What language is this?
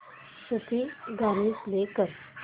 Marathi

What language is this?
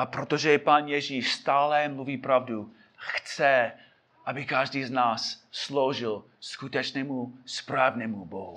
Czech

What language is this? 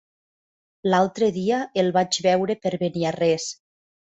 Catalan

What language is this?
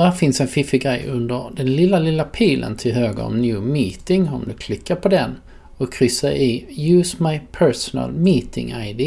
Swedish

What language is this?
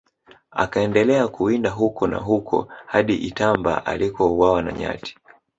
Swahili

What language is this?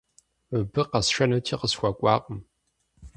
Kabardian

